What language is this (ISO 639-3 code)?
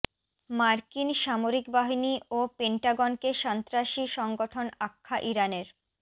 ben